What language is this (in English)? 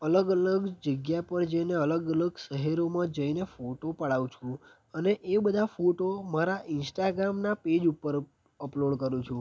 Gujarati